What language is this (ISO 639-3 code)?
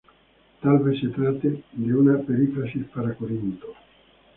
spa